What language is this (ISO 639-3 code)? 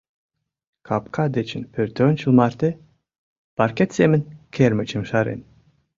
chm